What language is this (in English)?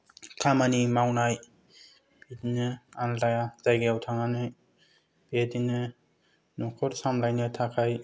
Bodo